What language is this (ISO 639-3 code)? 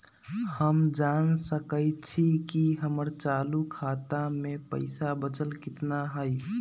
mag